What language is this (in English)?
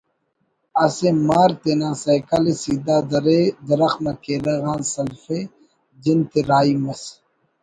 Brahui